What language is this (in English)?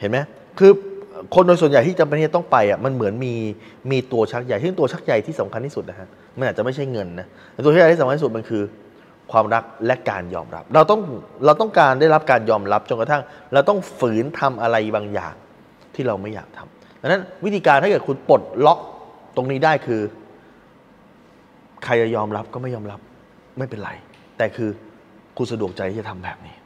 Thai